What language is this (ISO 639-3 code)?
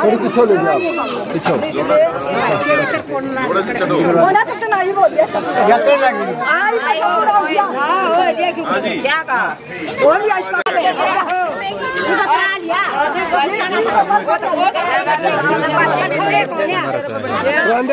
ind